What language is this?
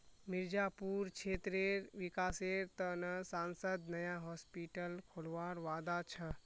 Magahi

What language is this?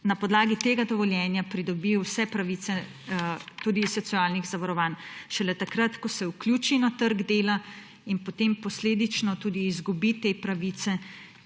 Slovenian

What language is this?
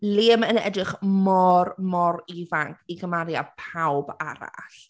Welsh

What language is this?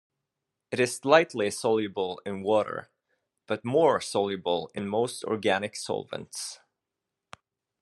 English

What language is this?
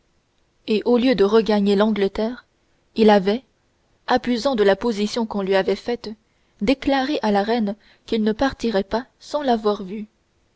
French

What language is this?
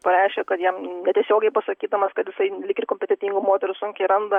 Lithuanian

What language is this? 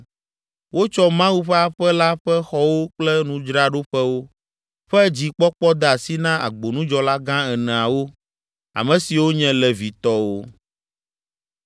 Ewe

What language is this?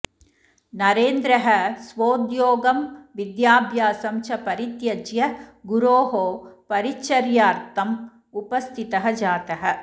Sanskrit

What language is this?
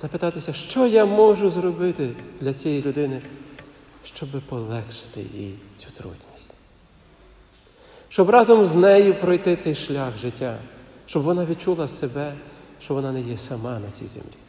Ukrainian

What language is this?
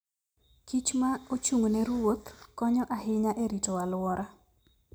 Luo (Kenya and Tanzania)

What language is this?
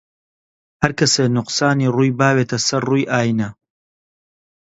Central Kurdish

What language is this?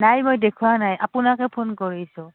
Assamese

